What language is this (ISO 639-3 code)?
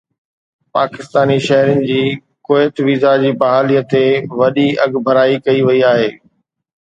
snd